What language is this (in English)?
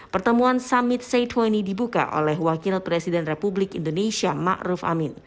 Indonesian